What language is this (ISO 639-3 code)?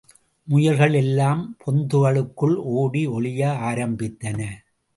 tam